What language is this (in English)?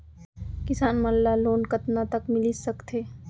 Chhattisgarhi